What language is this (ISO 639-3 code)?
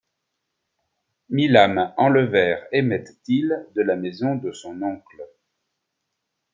fra